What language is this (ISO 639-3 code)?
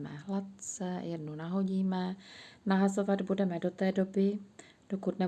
ces